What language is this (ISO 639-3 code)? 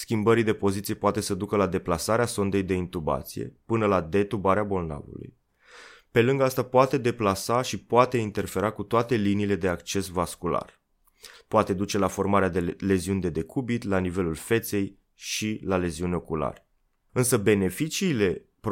ron